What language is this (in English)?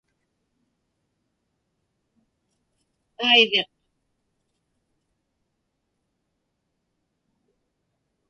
Inupiaq